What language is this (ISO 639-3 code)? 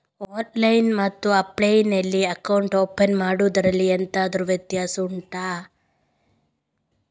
kan